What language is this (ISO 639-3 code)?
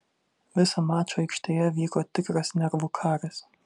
lit